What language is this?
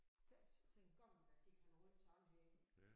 Danish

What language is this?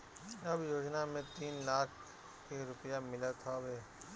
Bhojpuri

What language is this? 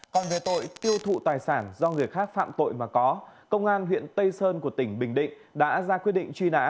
Vietnamese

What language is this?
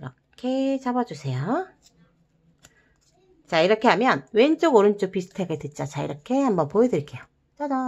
Korean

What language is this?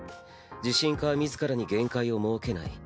Japanese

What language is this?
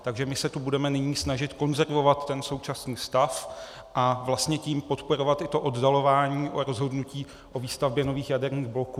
Czech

